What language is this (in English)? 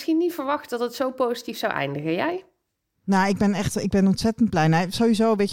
Dutch